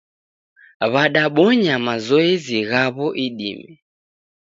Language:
Taita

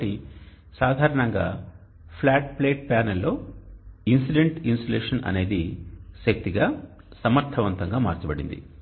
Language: Telugu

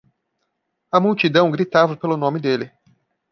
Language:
Portuguese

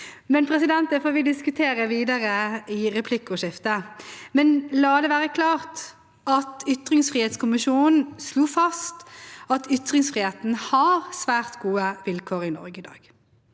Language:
Norwegian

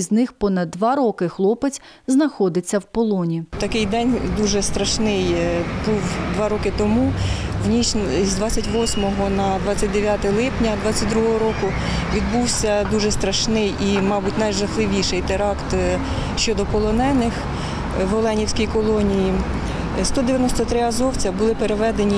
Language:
Ukrainian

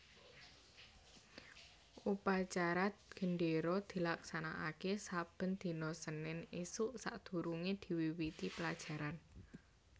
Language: Javanese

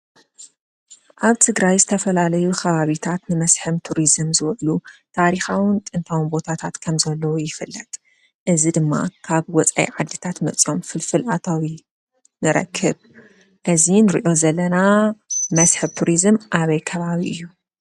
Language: Tigrinya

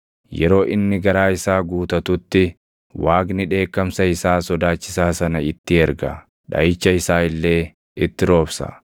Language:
Oromo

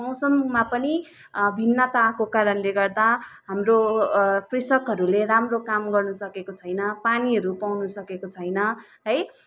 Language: Nepali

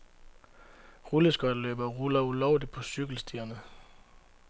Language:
Danish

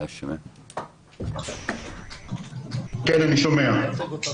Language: Hebrew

